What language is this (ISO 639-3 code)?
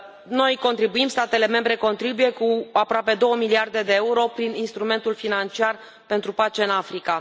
ron